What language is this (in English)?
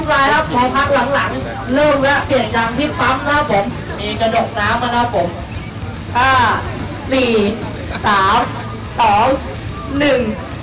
Thai